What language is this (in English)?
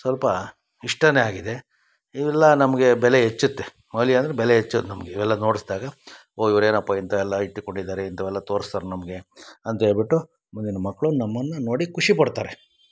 Kannada